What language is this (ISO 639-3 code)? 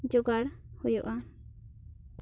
sat